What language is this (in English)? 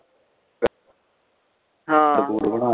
Punjabi